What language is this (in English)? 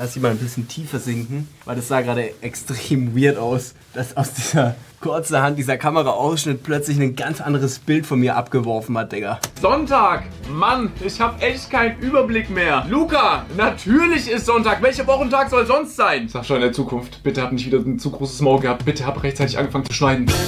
German